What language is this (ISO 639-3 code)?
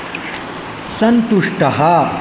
san